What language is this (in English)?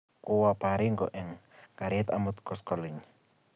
Kalenjin